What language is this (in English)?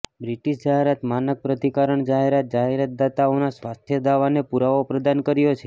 Gujarati